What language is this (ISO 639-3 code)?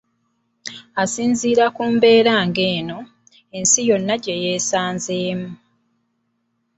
lug